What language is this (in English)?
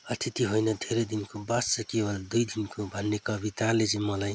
Nepali